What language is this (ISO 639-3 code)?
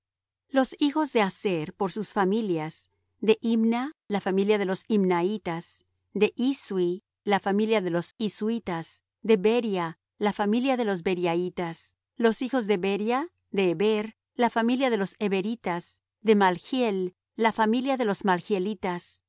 spa